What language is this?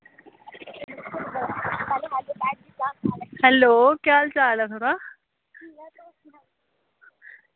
Dogri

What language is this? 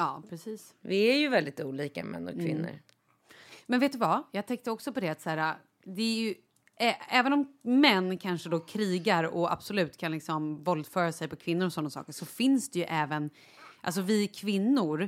Swedish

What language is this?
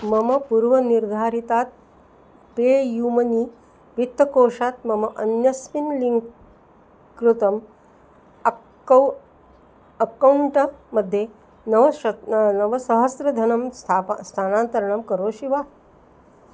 Sanskrit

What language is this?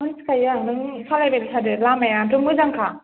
Bodo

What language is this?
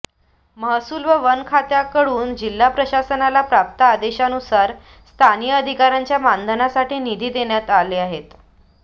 Marathi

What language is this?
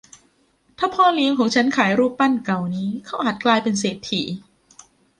Thai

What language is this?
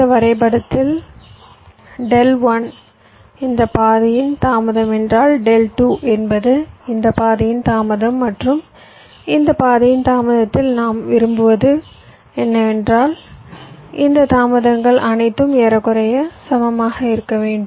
Tamil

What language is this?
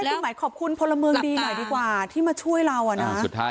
Thai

